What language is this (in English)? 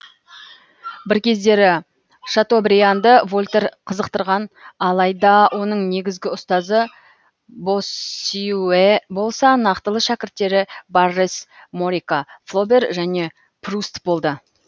Kazakh